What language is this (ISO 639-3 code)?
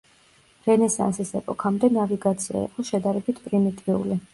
kat